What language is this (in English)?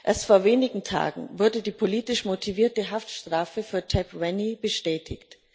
German